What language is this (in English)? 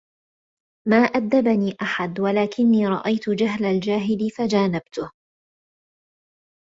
Arabic